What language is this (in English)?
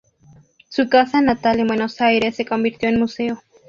Spanish